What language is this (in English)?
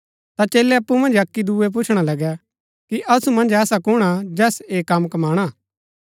Gaddi